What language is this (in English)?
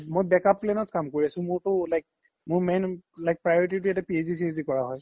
Assamese